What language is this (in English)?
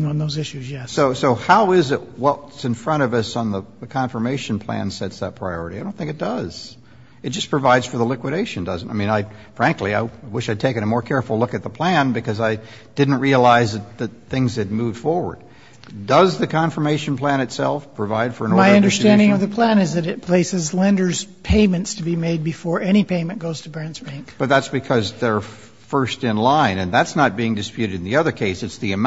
English